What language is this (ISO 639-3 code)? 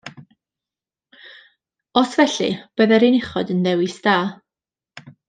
cym